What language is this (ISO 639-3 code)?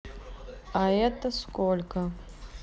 rus